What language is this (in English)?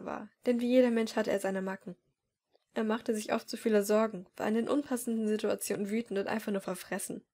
German